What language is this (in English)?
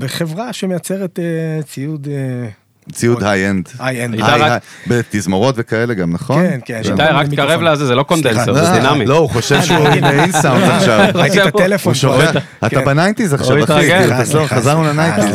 Hebrew